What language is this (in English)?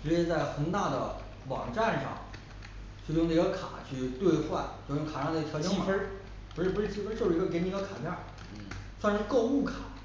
Chinese